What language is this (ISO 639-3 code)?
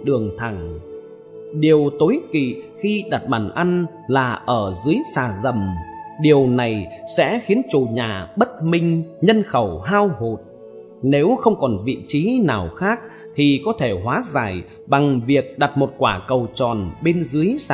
vie